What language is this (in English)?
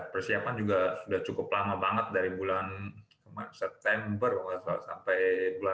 Indonesian